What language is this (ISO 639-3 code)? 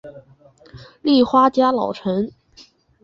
zho